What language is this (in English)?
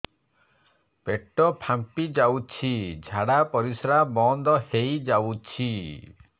Odia